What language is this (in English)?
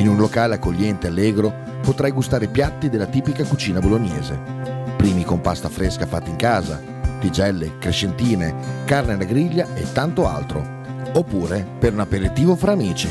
Italian